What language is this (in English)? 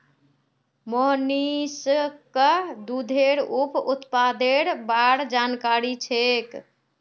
Magahi